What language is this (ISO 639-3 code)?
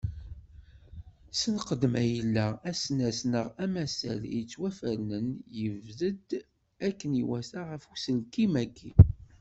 kab